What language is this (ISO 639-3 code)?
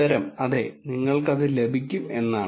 mal